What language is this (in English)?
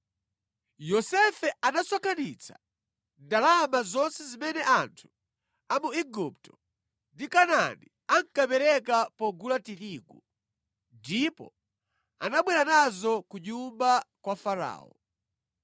Nyanja